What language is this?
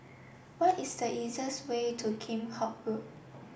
English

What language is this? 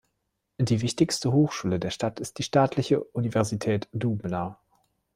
German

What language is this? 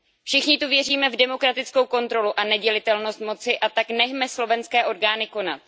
Czech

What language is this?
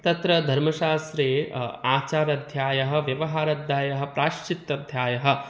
Sanskrit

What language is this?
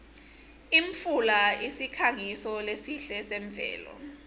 Swati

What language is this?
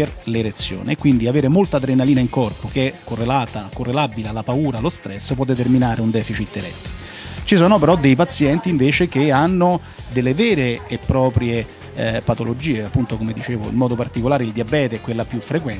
Italian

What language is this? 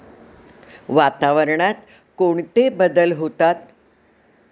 Marathi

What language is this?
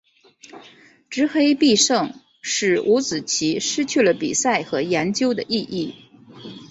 Chinese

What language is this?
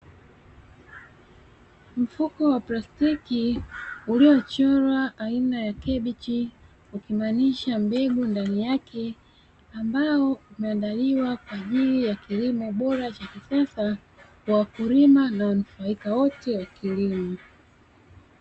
Swahili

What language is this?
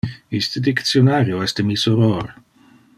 Interlingua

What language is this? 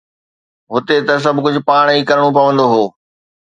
Sindhi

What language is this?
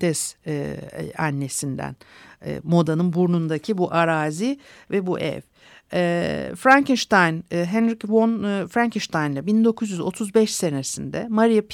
Turkish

